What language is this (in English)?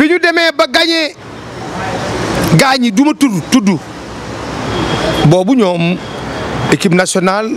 French